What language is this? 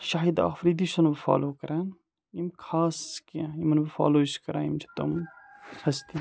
Kashmiri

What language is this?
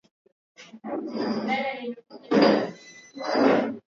Swahili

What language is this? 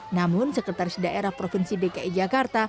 Indonesian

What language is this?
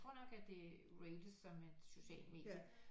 Danish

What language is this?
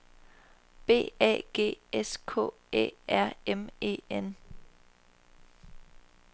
Danish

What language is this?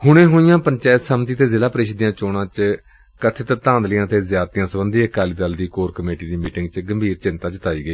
Punjabi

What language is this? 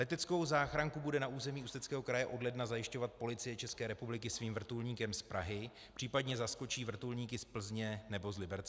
Czech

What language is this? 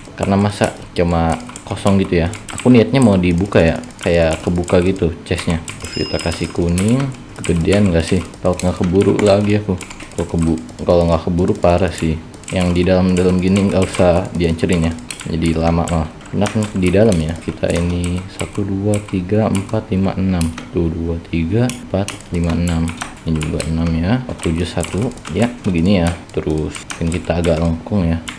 Indonesian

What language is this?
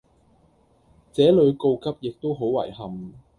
Cantonese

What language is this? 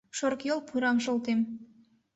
Mari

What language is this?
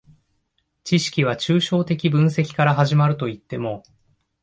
Japanese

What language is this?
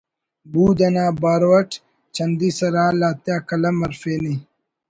Brahui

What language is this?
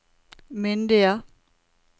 Norwegian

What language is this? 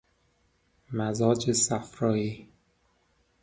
Persian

